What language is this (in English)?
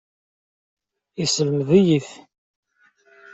Kabyle